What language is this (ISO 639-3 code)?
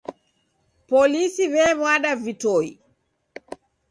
dav